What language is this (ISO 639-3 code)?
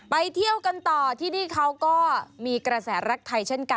tha